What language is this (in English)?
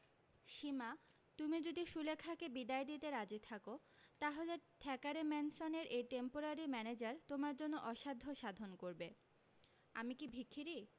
Bangla